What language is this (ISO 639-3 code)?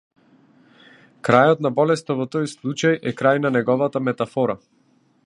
mkd